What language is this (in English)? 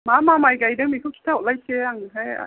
Bodo